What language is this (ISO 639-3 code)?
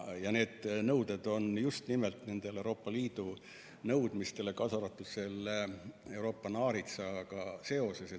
est